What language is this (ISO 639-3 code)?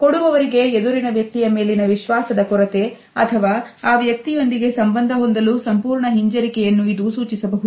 kan